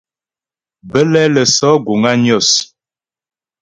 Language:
Ghomala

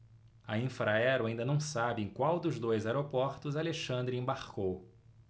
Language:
Portuguese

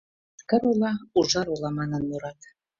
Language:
Mari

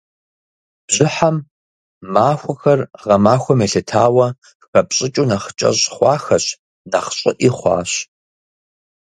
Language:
Kabardian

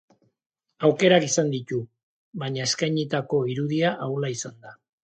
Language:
Basque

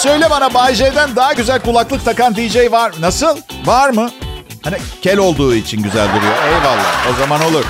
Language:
Turkish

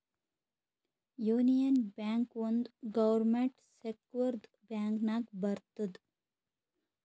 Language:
Kannada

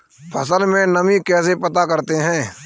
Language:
Hindi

